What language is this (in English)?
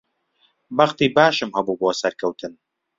Central Kurdish